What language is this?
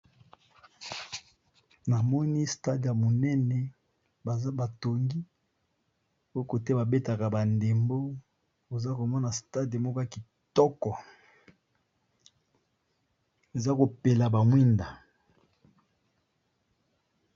Lingala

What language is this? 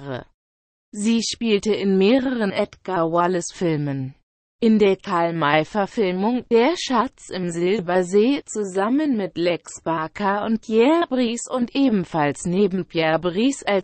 German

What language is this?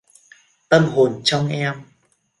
Vietnamese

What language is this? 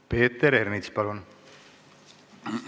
Estonian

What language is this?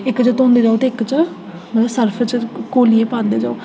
Dogri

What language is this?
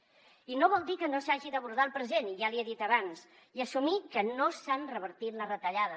Catalan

